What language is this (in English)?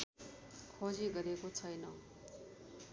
Nepali